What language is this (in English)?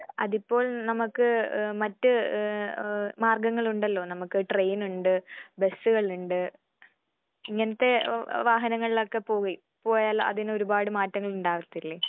Malayalam